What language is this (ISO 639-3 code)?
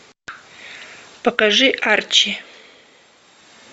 rus